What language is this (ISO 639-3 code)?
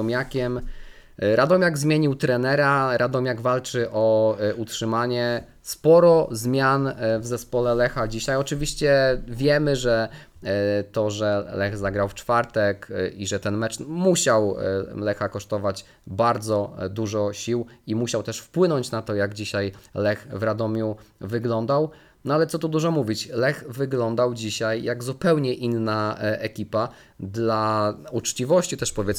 pol